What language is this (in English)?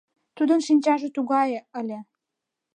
Mari